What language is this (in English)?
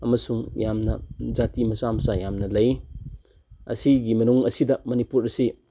Manipuri